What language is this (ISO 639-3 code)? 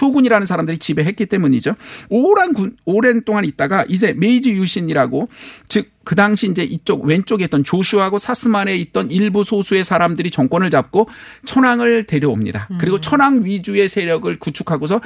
kor